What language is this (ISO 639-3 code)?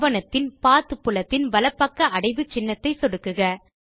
tam